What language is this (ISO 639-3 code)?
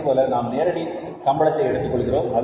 tam